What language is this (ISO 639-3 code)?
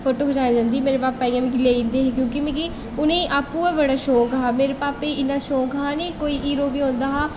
doi